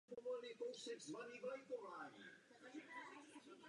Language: Czech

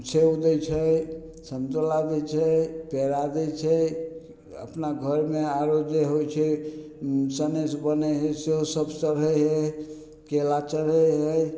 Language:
Maithili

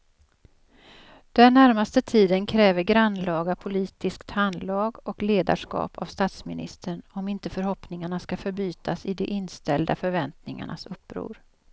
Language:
Swedish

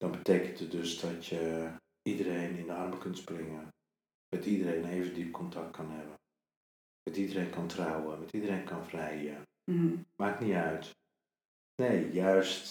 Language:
Dutch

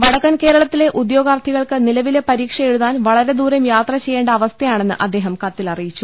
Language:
Malayalam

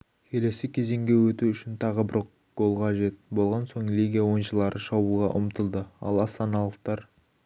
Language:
Kazakh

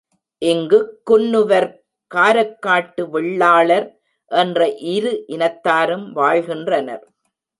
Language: Tamil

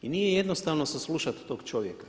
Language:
Croatian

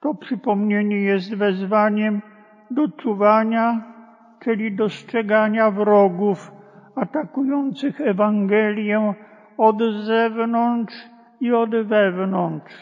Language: Polish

